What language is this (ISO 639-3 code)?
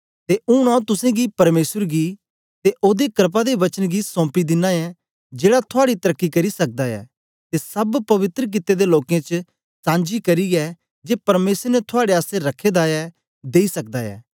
doi